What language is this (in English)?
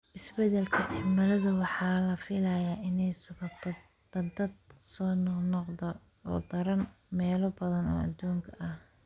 Somali